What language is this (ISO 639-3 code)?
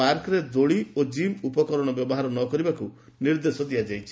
ori